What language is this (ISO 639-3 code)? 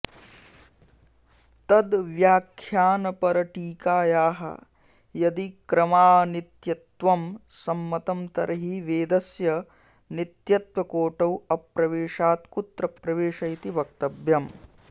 san